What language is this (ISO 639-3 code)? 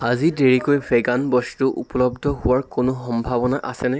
asm